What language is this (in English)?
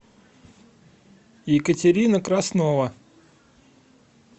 Russian